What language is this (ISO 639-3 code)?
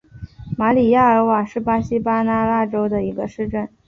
zho